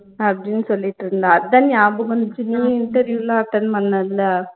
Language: Tamil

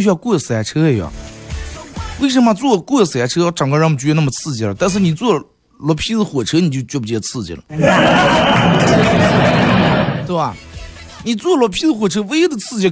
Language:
Chinese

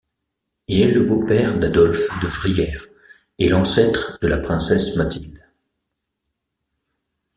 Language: French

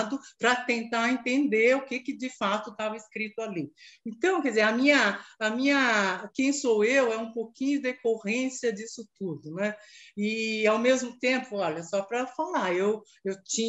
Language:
Portuguese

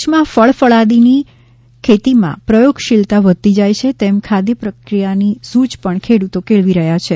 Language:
Gujarati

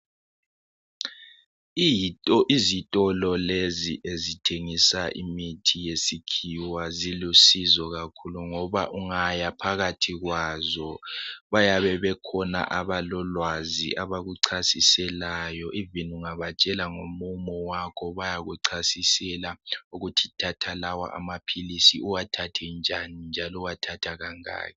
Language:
North Ndebele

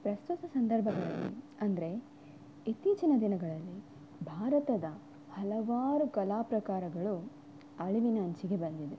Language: Kannada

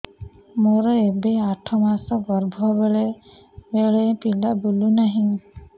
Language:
Odia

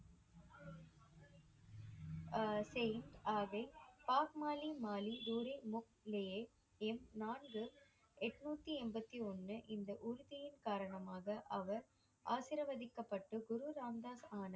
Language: Tamil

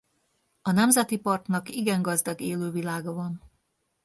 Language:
Hungarian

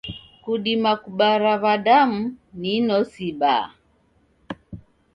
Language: Taita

